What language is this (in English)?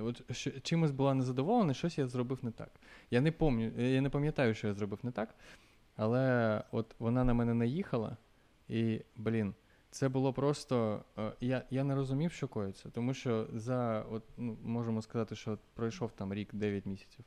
Ukrainian